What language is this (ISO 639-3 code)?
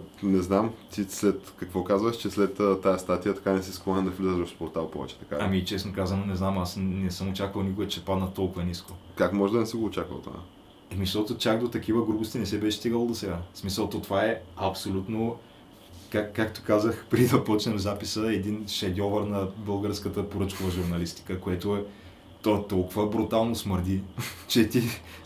bul